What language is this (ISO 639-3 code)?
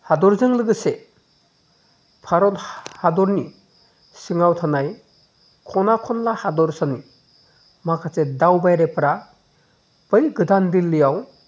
brx